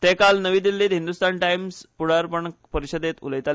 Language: Konkani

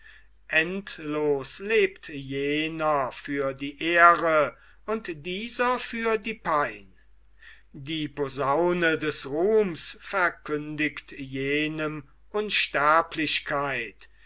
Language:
German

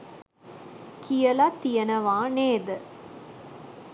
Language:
Sinhala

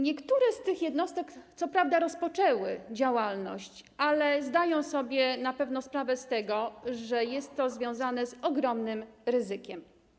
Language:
Polish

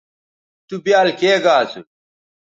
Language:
Bateri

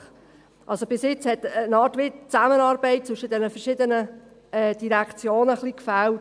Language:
Swiss German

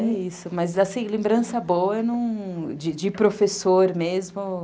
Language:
Portuguese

